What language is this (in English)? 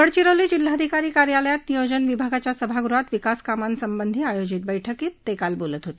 Marathi